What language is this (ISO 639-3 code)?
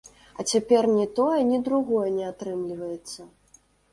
bel